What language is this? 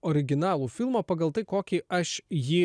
Lithuanian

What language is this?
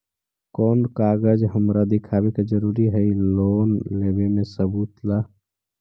Magahi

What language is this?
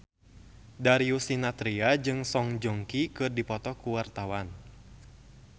Sundanese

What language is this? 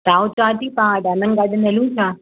Sindhi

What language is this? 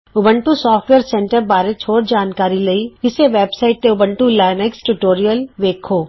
Punjabi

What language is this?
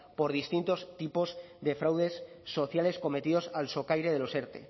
Spanish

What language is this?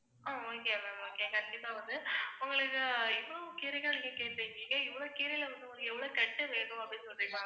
Tamil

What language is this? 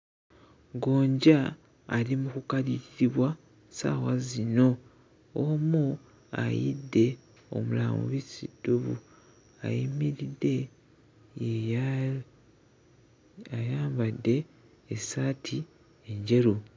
Ganda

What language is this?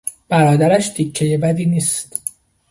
Persian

